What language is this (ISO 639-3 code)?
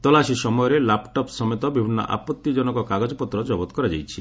ori